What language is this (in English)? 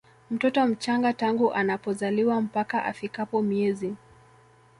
Swahili